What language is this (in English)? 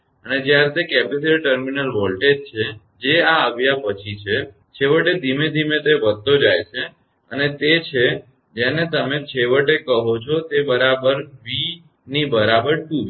Gujarati